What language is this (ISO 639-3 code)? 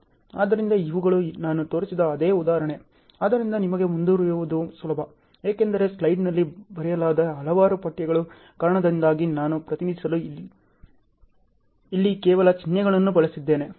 kan